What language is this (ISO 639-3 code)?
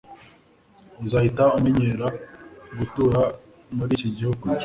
kin